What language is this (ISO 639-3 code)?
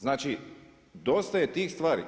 hrv